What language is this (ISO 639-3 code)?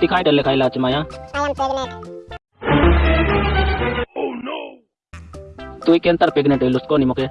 ind